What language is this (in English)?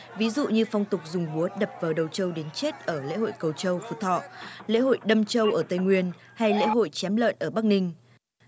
Vietnamese